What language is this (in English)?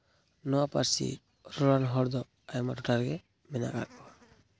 Santali